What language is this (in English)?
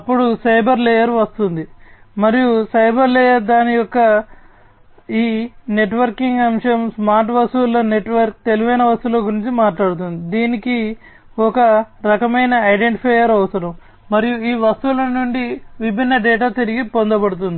Telugu